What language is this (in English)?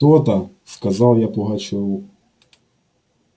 Russian